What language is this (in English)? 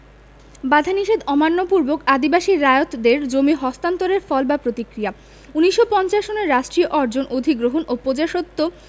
Bangla